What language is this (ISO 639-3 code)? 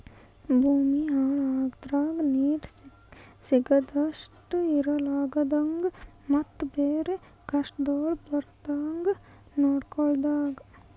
kan